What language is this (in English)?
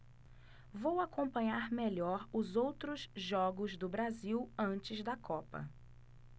Portuguese